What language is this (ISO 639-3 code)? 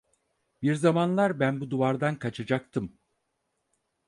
tur